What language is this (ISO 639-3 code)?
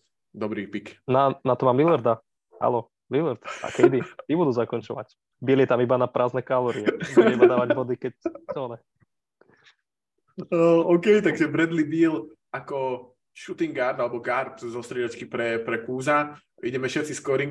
slk